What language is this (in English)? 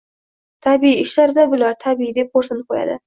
Uzbek